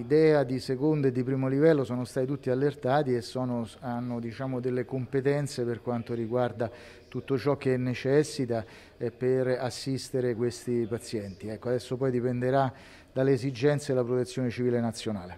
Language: Italian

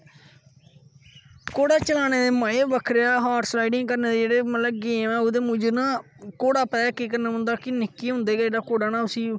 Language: Dogri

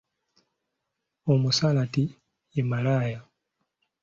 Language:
Ganda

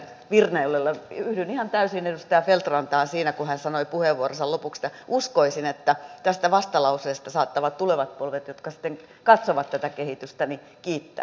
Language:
Finnish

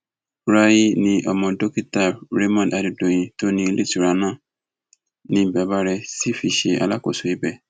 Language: Yoruba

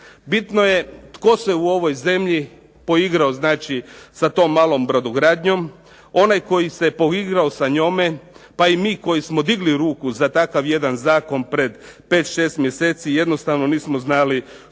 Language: Croatian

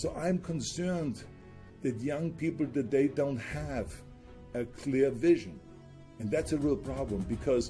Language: English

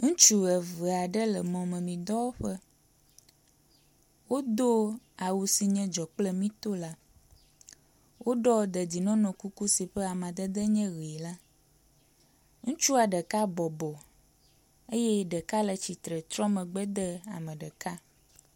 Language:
Ewe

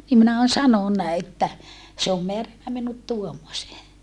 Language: Finnish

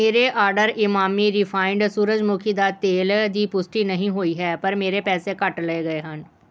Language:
Punjabi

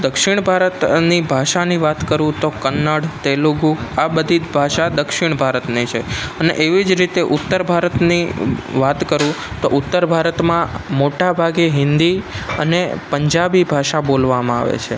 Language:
Gujarati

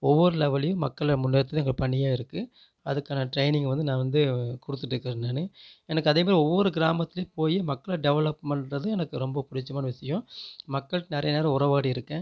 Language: Tamil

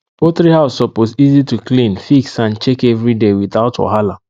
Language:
Nigerian Pidgin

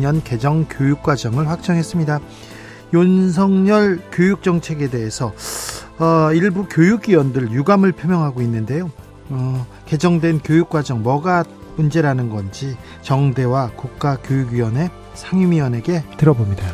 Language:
Korean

